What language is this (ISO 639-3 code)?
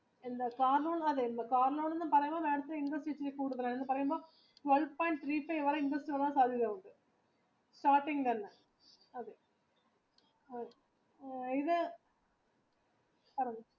mal